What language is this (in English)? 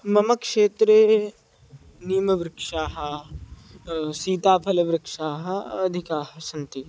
Sanskrit